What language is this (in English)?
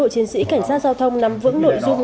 Vietnamese